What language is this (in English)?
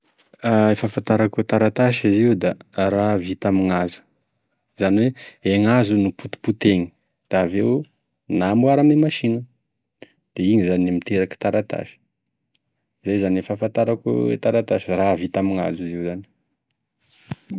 Tesaka Malagasy